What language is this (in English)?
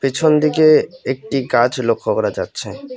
Bangla